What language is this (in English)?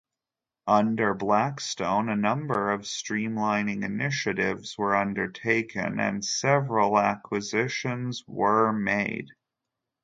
English